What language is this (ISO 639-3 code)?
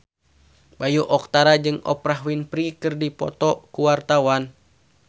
sun